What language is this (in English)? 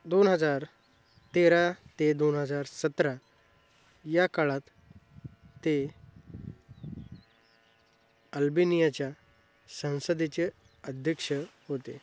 Marathi